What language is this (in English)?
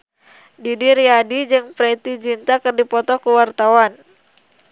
Sundanese